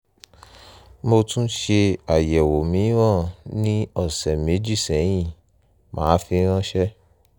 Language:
Yoruba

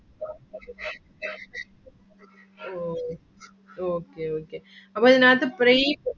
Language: Malayalam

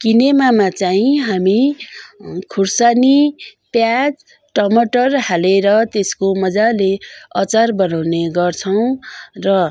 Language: Nepali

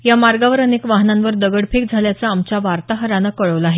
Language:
Marathi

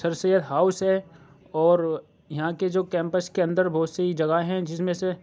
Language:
Urdu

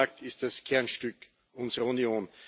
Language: German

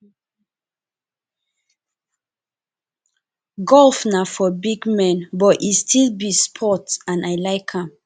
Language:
Nigerian Pidgin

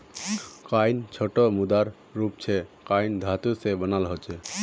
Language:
Magahi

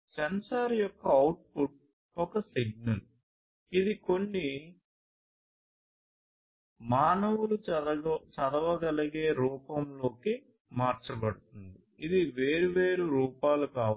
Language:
Telugu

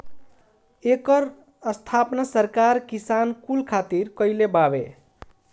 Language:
Bhojpuri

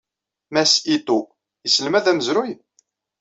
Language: Kabyle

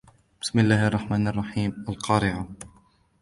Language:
Arabic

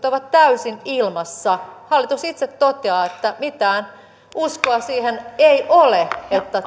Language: Finnish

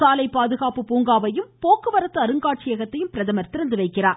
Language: Tamil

